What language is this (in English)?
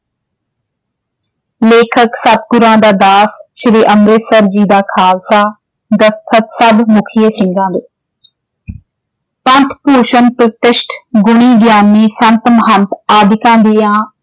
Punjabi